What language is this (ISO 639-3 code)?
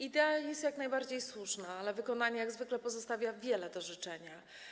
pol